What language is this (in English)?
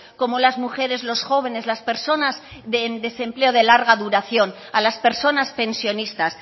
Spanish